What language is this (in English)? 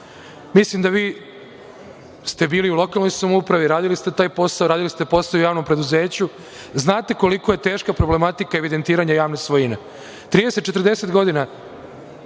Serbian